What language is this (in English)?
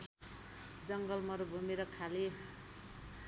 Nepali